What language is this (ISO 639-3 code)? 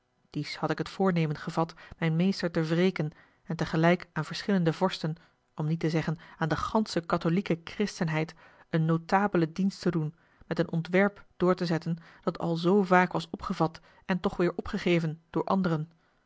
nld